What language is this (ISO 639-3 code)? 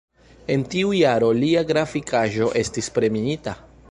epo